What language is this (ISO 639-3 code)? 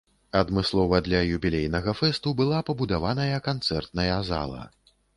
bel